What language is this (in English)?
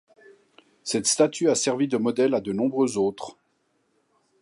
French